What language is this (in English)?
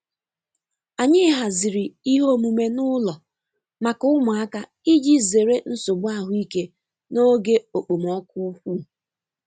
Igbo